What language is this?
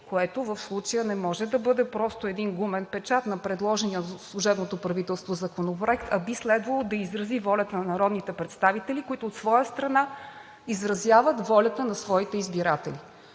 Bulgarian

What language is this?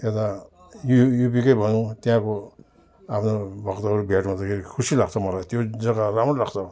Nepali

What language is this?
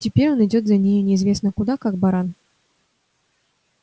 Russian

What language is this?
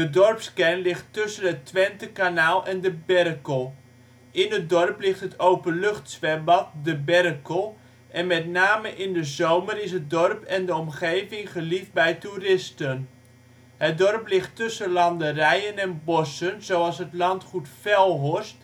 Dutch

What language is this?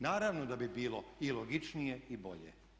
Croatian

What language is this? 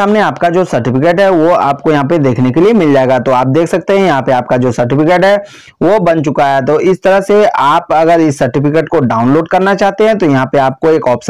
Hindi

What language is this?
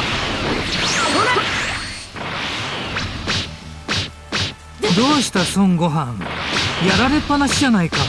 Japanese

